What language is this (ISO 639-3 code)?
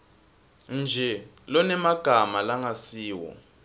ssw